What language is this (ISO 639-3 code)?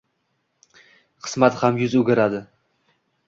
uzb